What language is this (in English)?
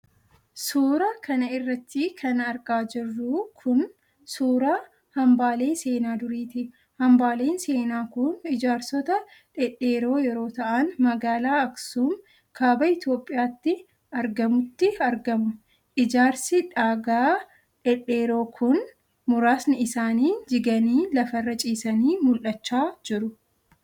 Oromo